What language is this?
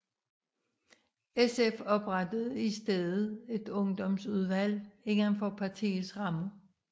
Danish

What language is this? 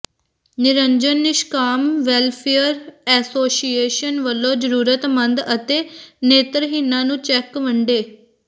Punjabi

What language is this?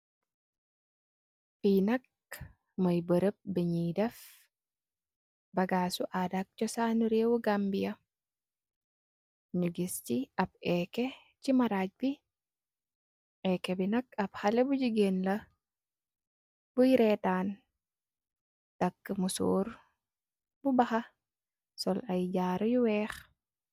Wolof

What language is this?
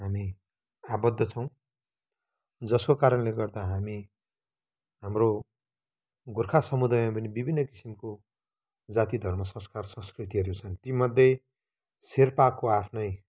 Nepali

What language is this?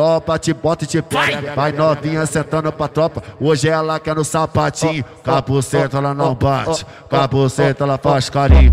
Portuguese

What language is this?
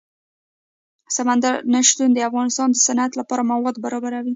Pashto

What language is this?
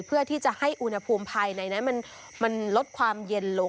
Thai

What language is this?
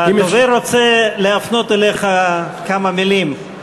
Hebrew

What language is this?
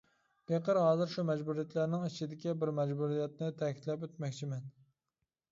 Uyghur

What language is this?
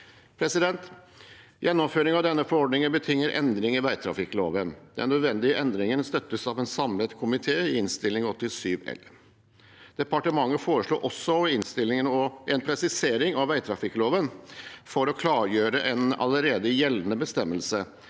Norwegian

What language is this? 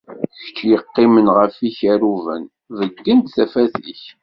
Kabyle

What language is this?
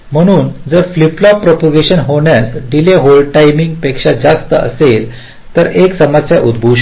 Marathi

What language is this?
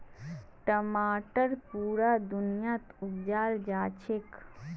Magahi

